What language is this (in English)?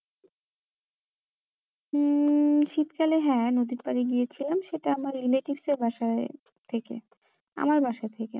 Bangla